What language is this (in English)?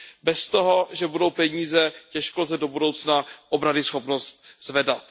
Czech